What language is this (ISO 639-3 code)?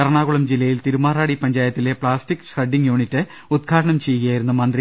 mal